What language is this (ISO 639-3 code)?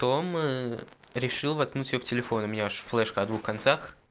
rus